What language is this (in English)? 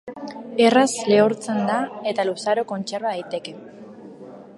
Basque